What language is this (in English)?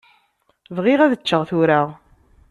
Kabyle